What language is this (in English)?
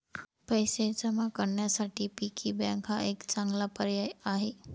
Marathi